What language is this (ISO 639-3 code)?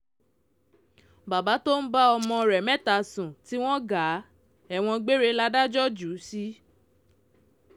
yor